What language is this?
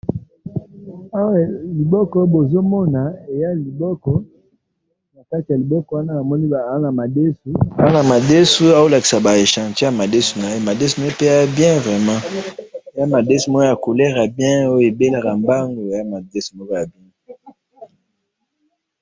Lingala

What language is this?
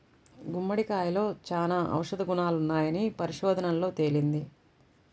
Telugu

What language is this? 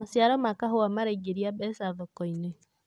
Kikuyu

